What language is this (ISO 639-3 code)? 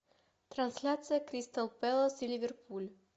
rus